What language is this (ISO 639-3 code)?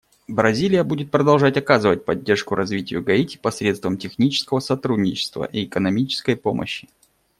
rus